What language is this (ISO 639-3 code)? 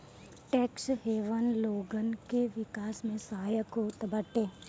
bho